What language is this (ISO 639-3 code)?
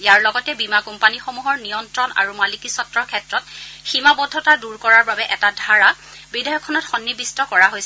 asm